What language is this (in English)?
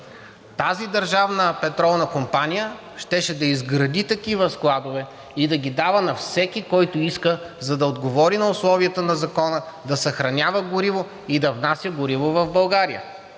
Bulgarian